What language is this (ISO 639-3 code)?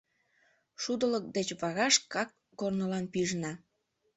chm